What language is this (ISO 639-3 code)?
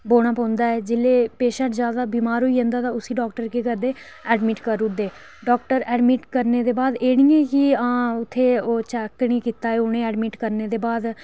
doi